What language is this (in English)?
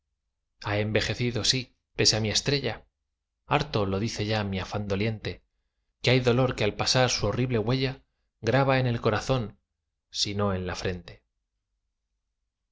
Spanish